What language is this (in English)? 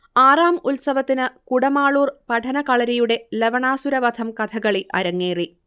Malayalam